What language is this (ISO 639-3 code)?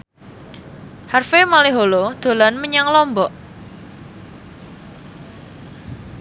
jav